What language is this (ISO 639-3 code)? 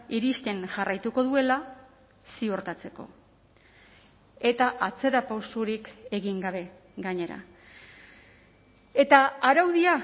eus